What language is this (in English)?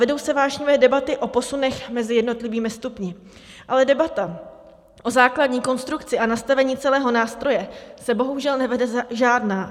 Czech